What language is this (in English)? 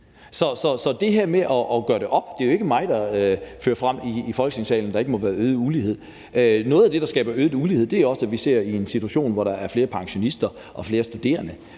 Danish